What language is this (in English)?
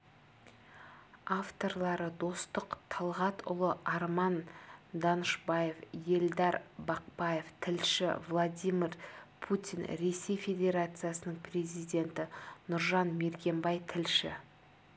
Kazakh